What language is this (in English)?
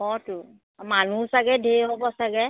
Assamese